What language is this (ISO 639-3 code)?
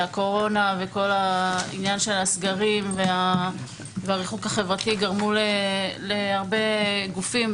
heb